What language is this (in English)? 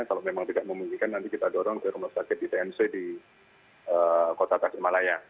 Indonesian